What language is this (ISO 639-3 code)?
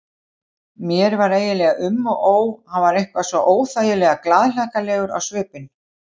isl